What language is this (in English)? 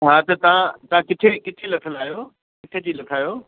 Sindhi